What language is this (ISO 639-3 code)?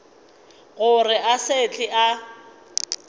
nso